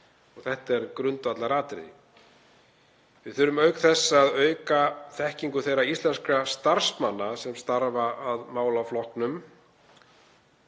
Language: Icelandic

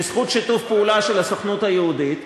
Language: Hebrew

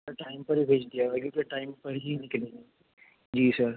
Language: Urdu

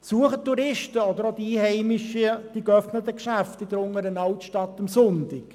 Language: Swiss German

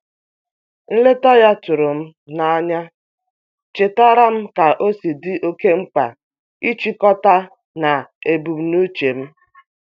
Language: Igbo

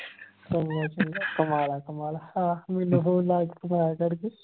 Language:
Punjabi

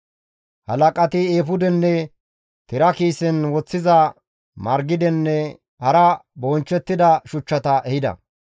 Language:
Gamo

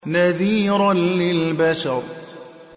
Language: Arabic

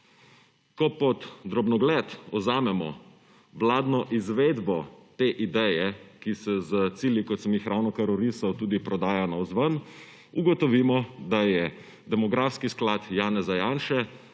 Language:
Slovenian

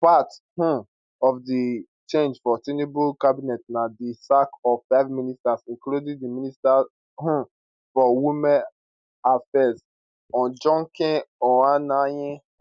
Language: Nigerian Pidgin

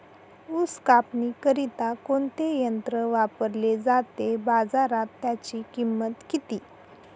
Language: Marathi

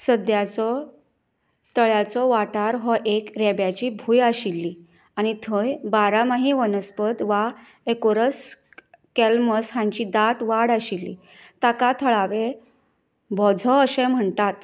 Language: Konkani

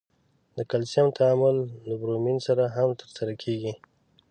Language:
Pashto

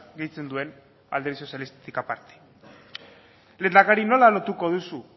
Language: Basque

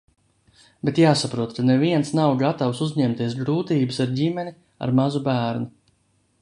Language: Latvian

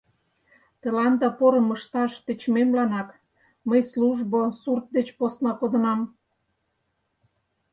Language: Mari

